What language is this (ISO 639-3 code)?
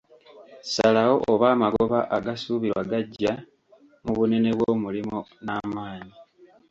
lug